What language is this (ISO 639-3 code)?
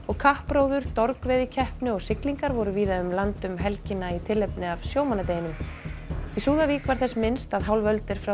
isl